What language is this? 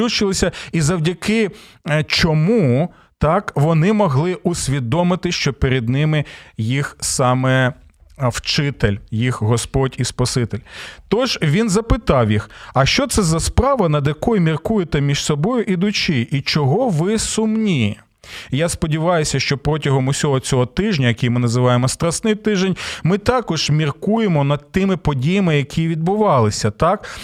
Ukrainian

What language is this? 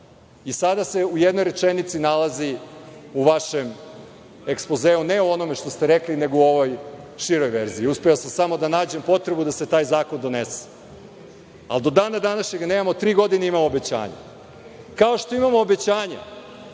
Serbian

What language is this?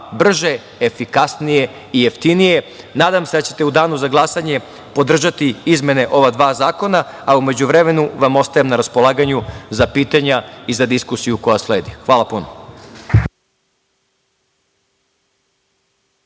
Serbian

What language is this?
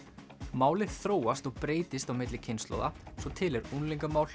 Icelandic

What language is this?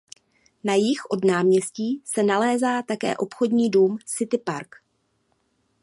Czech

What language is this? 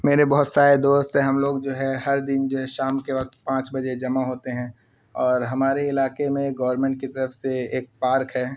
Urdu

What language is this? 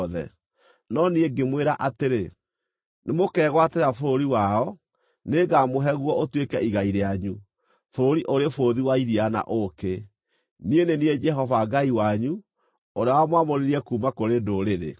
Kikuyu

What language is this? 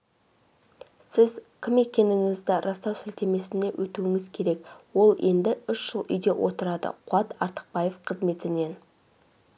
Kazakh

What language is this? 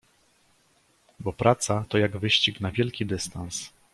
Polish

